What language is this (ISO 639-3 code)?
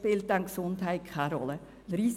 gsw